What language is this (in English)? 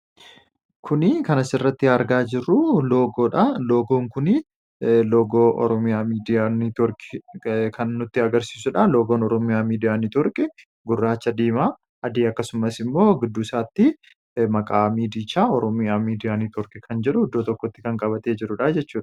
Oromo